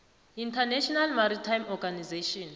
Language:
South Ndebele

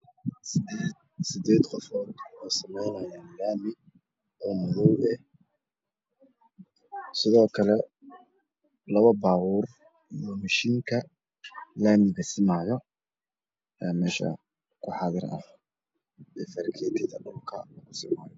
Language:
Somali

